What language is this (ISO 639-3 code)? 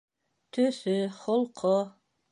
bak